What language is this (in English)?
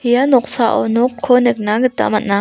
Garo